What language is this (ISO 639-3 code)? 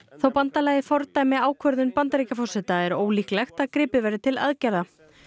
isl